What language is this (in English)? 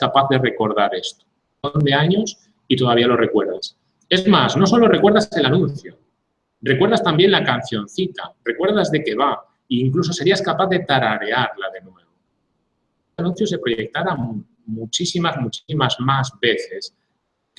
Spanish